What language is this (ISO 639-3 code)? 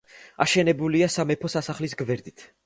kat